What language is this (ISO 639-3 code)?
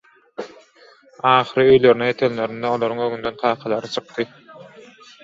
tuk